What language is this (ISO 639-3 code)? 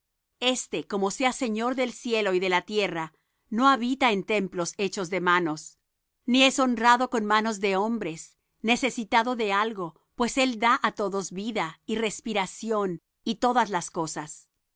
spa